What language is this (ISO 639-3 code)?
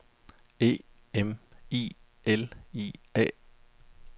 dan